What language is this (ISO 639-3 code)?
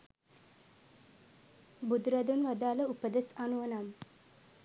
sin